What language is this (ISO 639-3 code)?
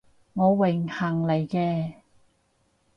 yue